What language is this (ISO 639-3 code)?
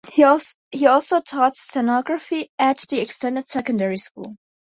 eng